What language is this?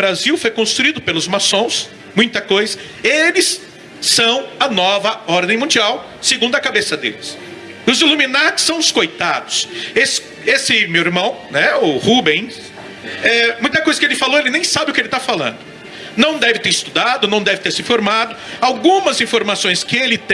Portuguese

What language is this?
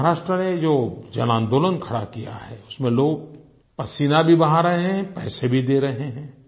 Hindi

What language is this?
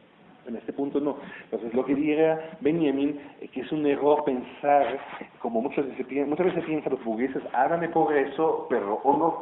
Spanish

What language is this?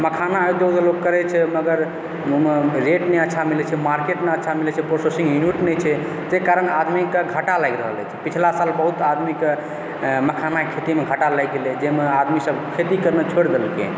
Maithili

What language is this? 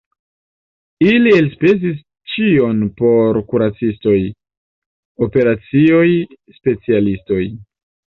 Esperanto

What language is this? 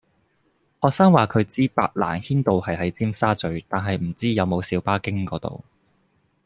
Cantonese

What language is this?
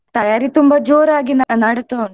Kannada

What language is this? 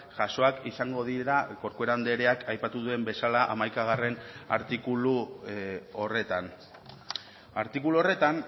Basque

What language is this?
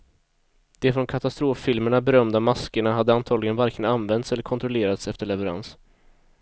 Swedish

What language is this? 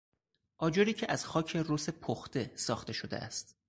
Persian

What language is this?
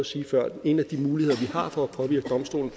Danish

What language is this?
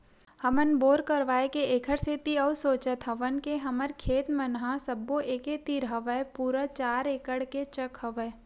Chhattisgarhi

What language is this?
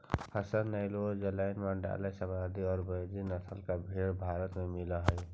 Magahi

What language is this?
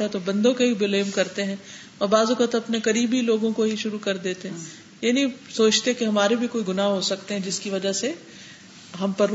Urdu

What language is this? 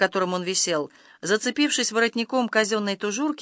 Russian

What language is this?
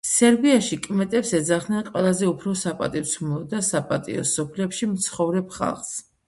Georgian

